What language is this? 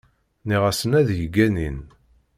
Kabyle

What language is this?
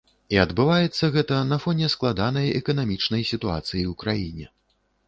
Belarusian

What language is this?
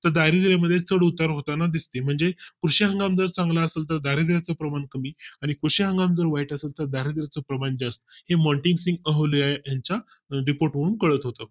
Marathi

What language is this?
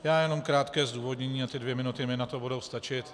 Czech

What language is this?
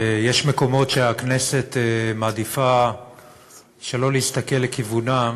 Hebrew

